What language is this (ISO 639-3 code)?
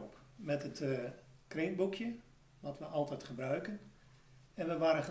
nld